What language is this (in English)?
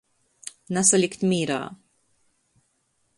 Latgalian